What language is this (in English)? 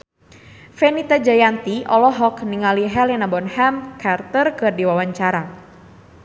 Sundanese